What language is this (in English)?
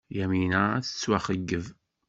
Kabyle